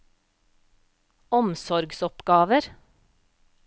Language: Norwegian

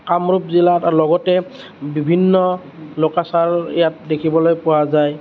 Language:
Assamese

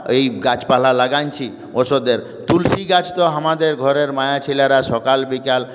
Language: Bangla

